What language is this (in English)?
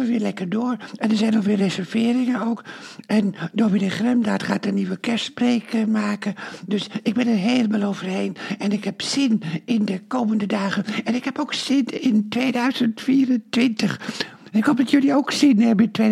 Dutch